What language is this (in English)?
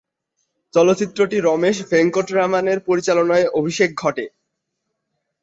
Bangla